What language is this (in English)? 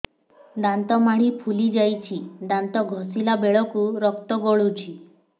Odia